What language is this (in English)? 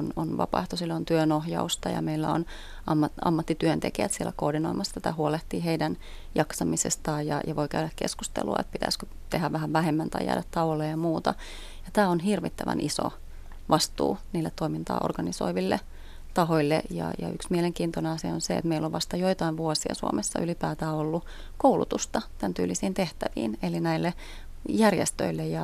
Finnish